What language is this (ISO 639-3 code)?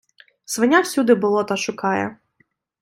ukr